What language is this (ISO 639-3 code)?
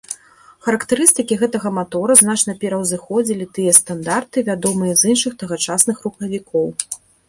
bel